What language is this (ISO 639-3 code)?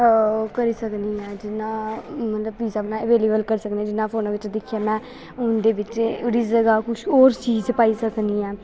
doi